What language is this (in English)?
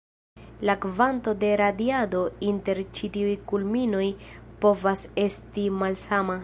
Esperanto